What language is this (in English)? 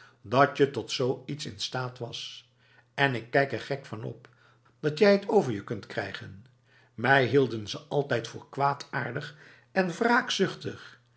Dutch